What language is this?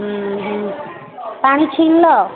Odia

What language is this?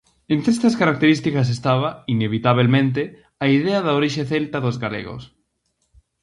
Galician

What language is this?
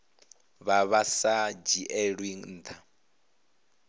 Venda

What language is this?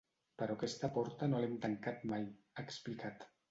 Catalan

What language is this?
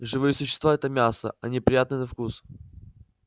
Russian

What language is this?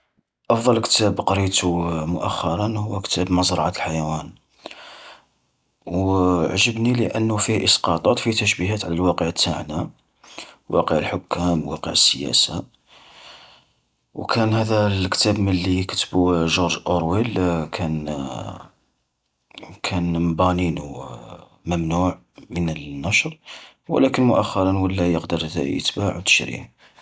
Algerian Arabic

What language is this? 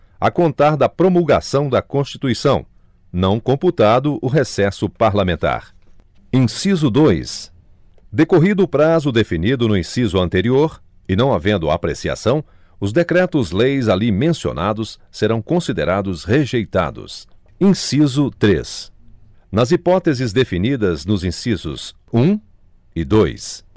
Portuguese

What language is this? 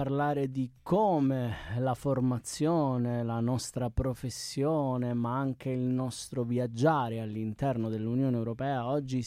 Italian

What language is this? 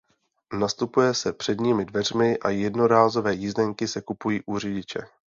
Czech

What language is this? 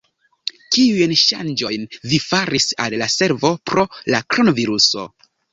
Esperanto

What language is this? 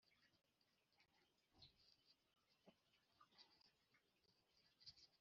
Kinyarwanda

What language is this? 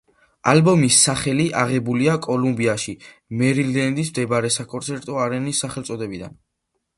Georgian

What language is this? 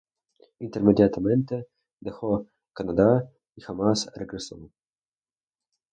Spanish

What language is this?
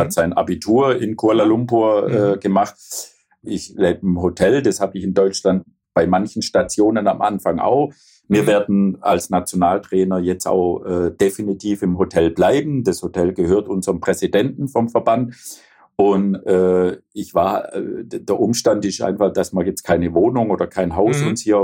German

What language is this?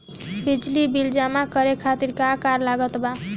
Bhojpuri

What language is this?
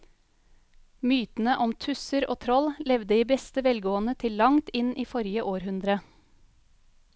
Norwegian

